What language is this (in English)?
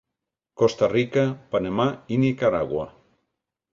Catalan